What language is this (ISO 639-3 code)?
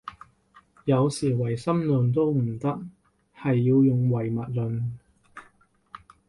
yue